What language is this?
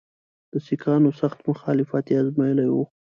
Pashto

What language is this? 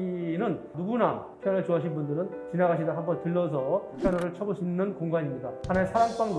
Korean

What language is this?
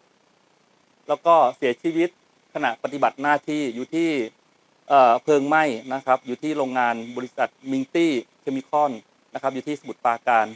Thai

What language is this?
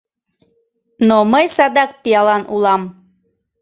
Mari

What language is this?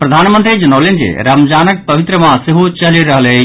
Maithili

